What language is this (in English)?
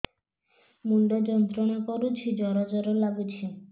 Odia